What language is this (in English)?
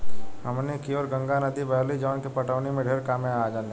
Bhojpuri